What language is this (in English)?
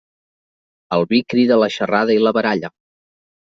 Catalan